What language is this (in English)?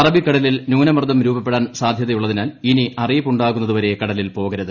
Malayalam